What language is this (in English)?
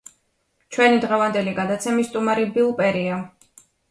Georgian